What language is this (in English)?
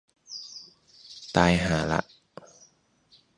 Thai